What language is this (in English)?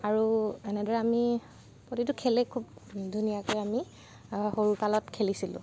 Assamese